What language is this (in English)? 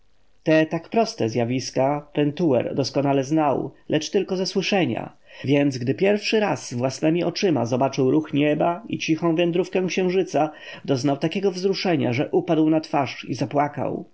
Polish